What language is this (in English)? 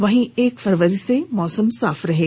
Hindi